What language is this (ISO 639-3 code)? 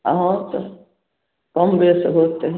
mai